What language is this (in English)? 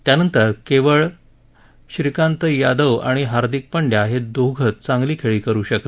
Marathi